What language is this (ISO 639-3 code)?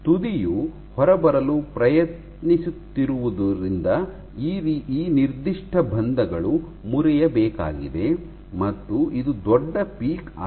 kan